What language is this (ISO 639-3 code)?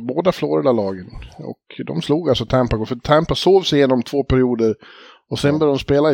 swe